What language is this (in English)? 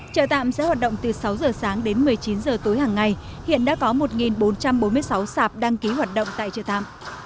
Vietnamese